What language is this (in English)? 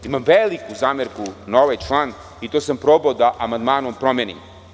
Serbian